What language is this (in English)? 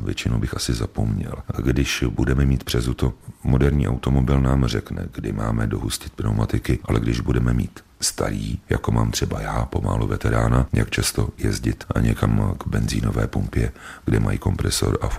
Czech